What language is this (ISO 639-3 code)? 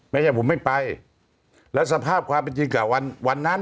tha